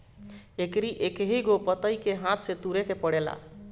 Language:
Bhojpuri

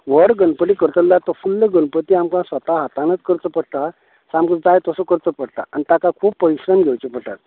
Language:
Konkani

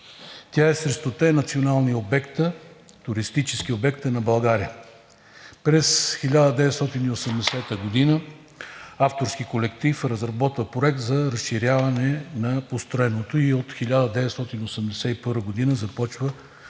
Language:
Bulgarian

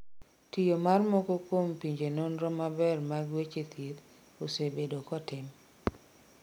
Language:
Luo (Kenya and Tanzania)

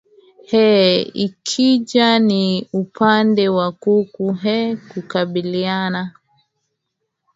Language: Swahili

